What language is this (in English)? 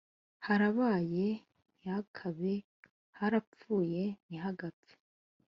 Kinyarwanda